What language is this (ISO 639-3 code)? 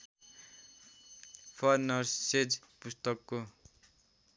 nep